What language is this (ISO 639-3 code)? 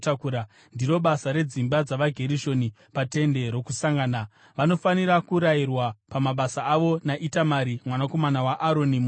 sna